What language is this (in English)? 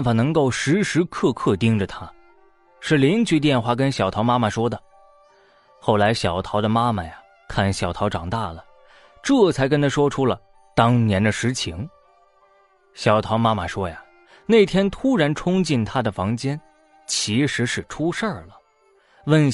Chinese